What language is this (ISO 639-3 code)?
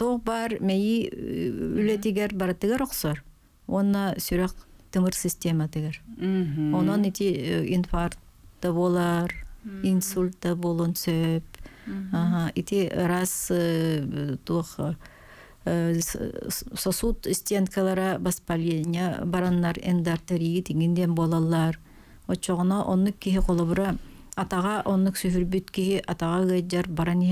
tur